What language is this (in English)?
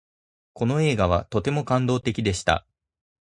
Japanese